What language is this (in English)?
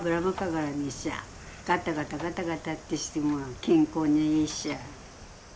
Japanese